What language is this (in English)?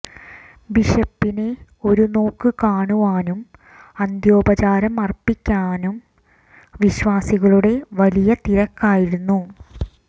Malayalam